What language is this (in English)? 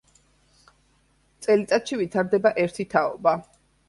Georgian